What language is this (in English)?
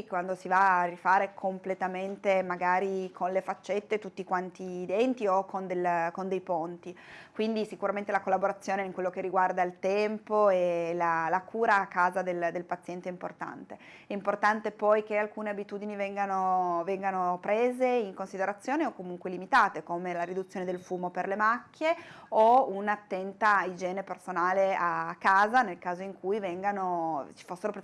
Italian